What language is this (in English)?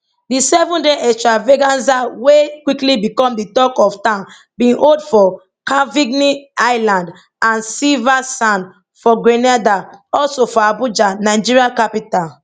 Nigerian Pidgin